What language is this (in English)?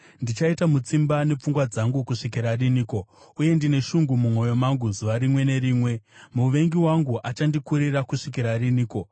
Shona